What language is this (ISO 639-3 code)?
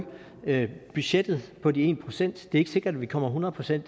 dan